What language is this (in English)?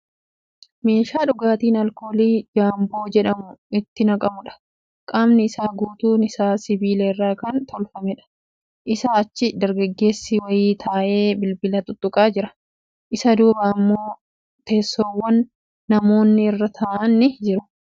Oromo